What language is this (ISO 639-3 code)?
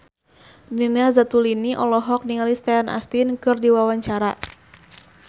sun